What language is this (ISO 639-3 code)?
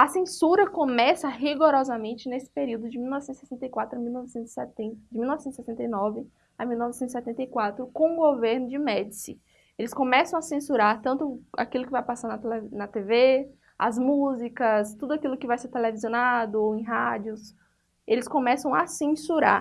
por